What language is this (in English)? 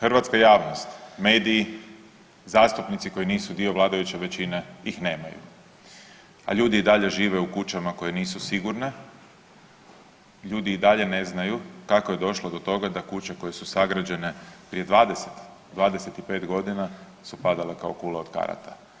Croatian